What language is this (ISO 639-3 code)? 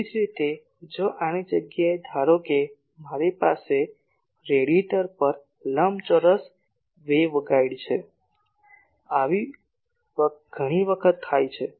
guj